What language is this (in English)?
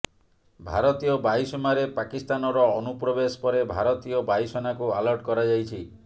Odia